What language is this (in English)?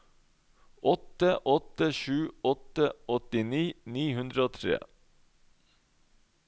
Norwegian